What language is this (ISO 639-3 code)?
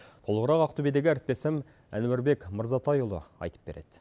kaz